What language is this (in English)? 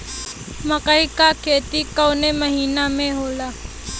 Bhojpuri